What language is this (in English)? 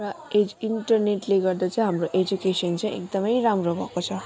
Nepali